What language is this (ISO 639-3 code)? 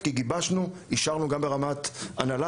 heb